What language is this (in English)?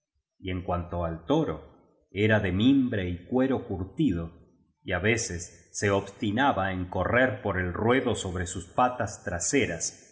Spanish